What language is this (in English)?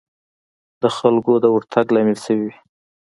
Pashto